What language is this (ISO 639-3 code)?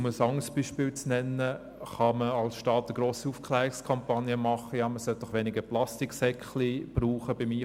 gsw